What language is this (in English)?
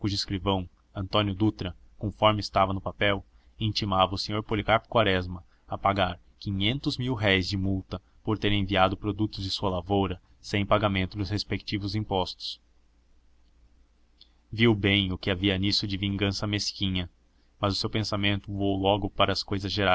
Portuguese